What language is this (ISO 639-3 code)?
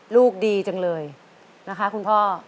tha